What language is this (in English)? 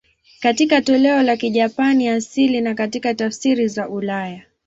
Swahili